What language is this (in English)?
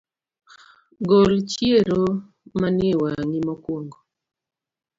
Luo (Kenya and Tanzania)